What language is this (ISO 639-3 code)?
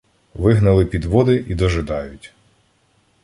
ukr